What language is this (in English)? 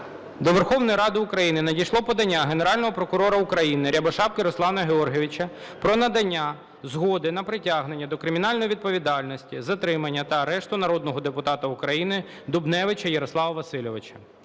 Ukrainian